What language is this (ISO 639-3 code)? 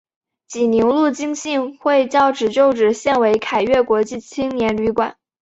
zho